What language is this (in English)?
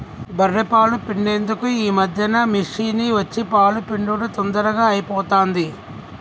Telugu